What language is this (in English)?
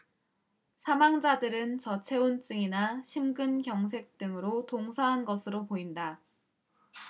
Korean